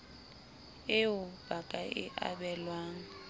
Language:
Southern Sotho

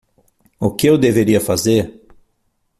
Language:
Portuguese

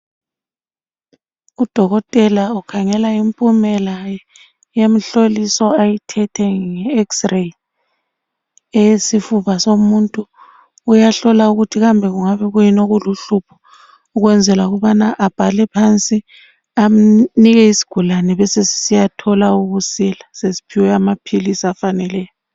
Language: North Ndebele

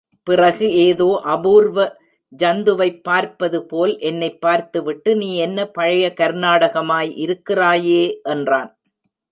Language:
Tamil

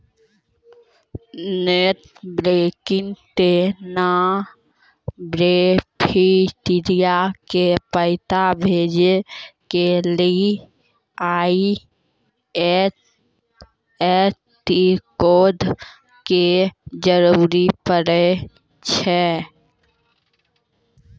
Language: Maithili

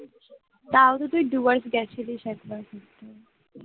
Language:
Bangla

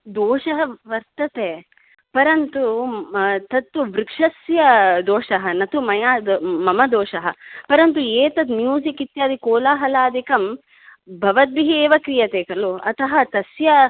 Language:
Sanskrit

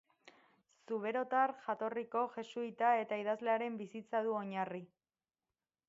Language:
Basque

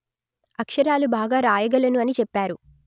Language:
Telugu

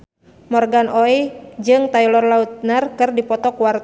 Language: Sundanese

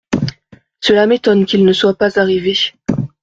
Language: French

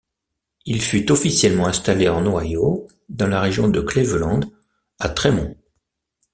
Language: French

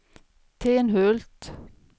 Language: Swedish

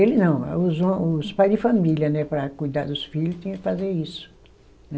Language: Portuguese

